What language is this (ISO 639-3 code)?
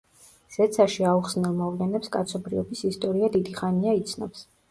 kat